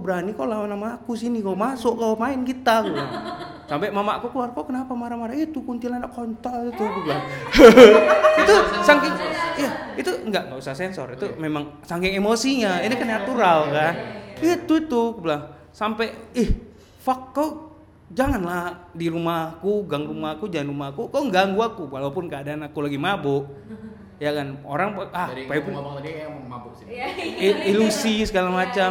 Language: Indonesian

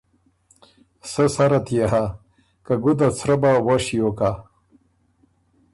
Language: Ormuri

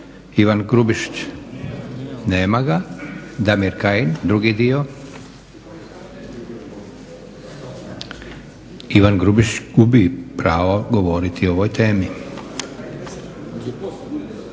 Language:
Croatian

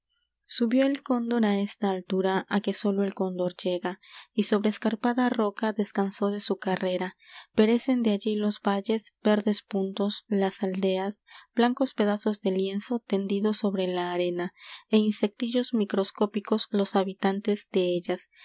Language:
Spanish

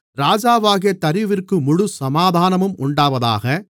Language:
Tamil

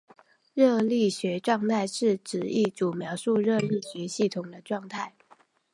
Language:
Chinese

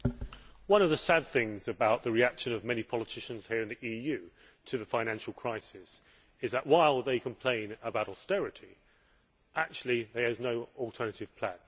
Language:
English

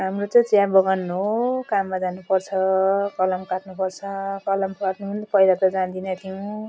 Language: Nepali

